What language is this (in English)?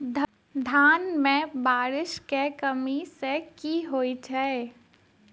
Maithili